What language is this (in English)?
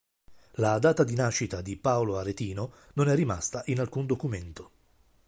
Italian